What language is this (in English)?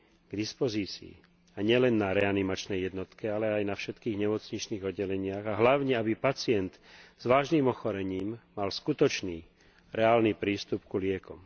Slovak